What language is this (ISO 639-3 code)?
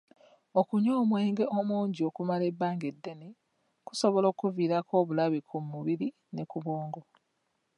lug